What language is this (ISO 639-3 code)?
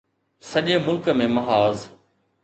snd